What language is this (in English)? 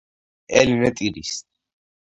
Georgian